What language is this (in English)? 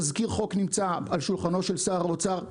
Hebrew